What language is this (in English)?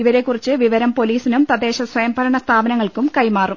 Malayalam